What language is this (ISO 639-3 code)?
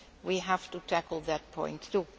eng